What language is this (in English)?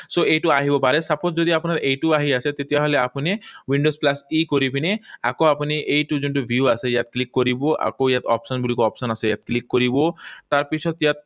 Assamese